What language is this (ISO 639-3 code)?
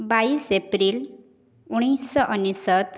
ori